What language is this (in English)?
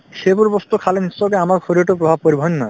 Assamese